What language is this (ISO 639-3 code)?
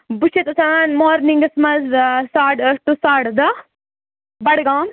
kas